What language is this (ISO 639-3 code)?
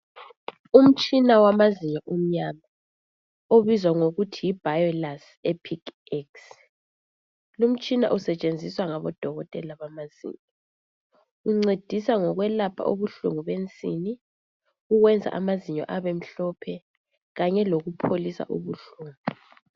nde